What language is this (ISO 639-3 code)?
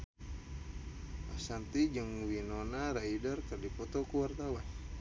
sun